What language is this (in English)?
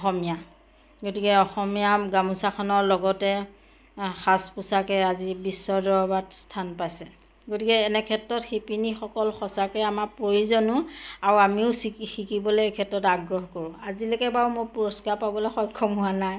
Assamese